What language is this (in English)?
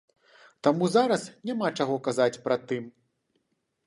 Belarusian